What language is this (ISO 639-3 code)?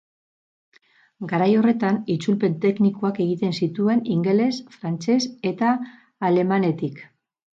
eus